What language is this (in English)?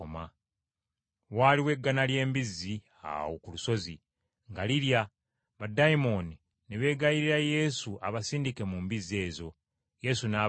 Ganda